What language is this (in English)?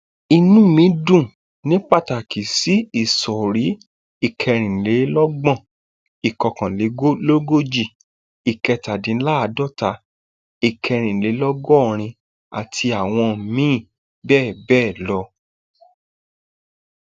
Yoruba